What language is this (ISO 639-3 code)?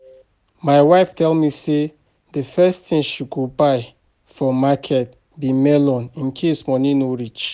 pcm